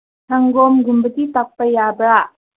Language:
Manipuri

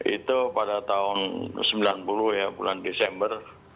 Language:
Indonesian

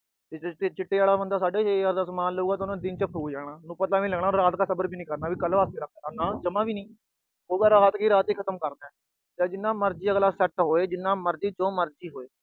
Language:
Punjabi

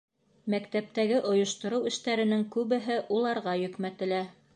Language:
Bashkir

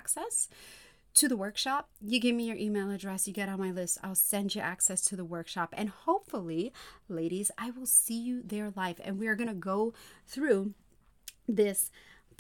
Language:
English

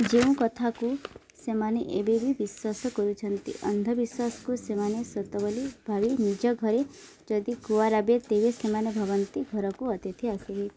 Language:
Odia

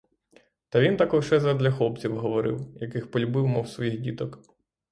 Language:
Ukrainian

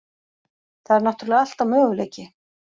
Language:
Icelandic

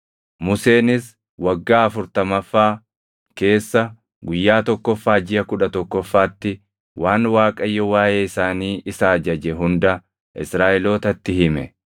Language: Oromo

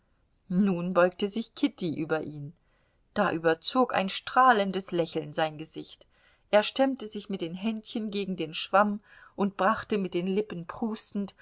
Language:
German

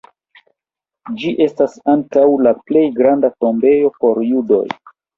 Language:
Esperanto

